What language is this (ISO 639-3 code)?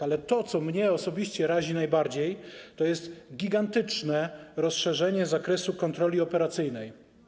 pol